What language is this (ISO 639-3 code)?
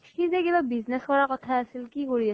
asm